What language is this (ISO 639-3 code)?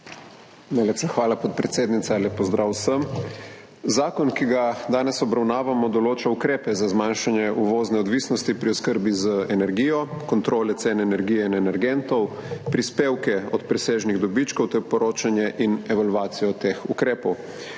slv